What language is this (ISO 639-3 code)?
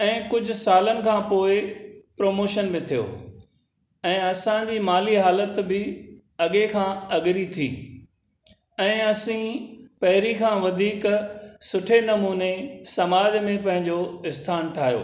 snd